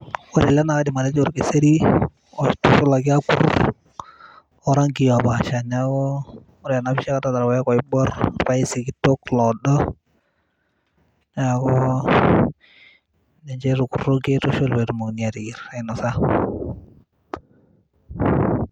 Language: Masai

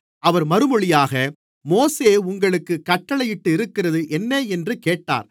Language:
Tamil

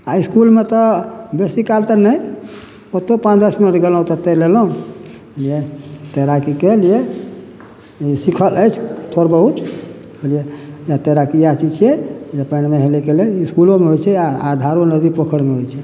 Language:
Maithili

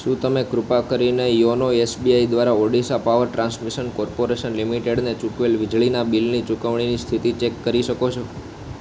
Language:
Gujarati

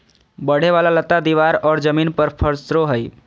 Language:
Magahi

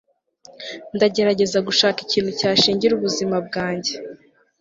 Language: Kinyarwanda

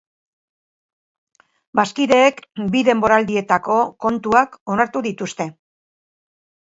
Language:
Basque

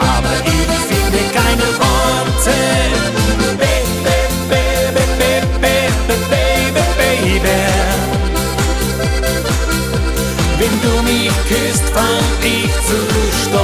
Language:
Dutch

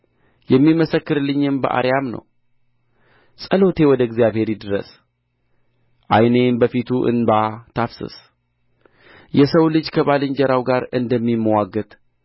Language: Amharic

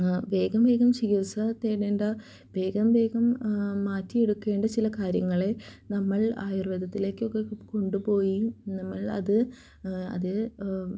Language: Malayalam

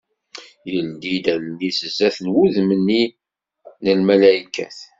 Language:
Kabyle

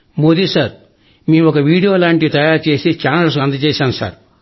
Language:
Telugu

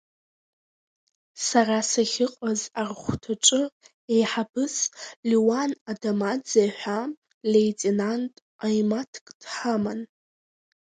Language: Abkhazian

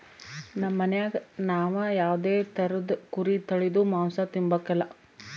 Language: Kannada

